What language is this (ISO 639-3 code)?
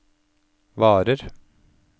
nor